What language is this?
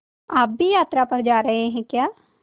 Hindi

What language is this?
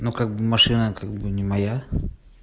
Russian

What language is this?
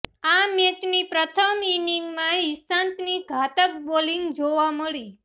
Gujarati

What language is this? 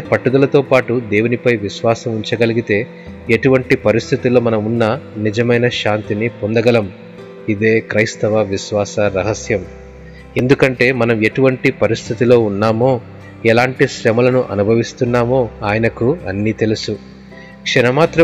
Telugu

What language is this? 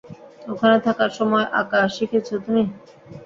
Bangla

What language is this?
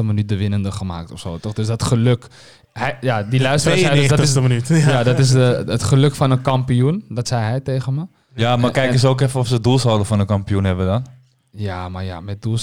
Dutch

